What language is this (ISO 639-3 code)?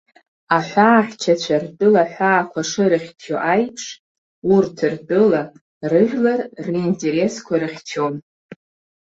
abk